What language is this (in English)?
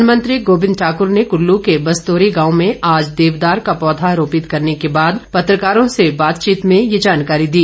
Hindi